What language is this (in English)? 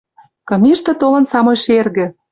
Western Mari